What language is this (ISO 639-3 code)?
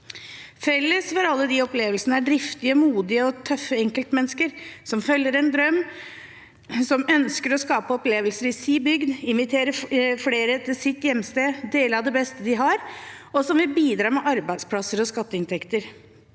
nor